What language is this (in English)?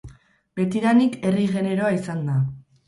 Basque